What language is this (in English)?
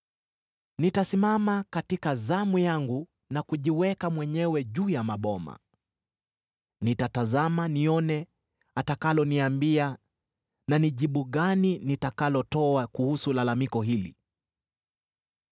Swahili